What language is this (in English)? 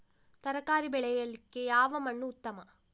Kannada